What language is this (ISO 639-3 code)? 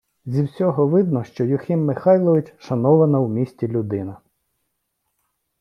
ukr